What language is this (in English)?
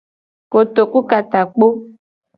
Gen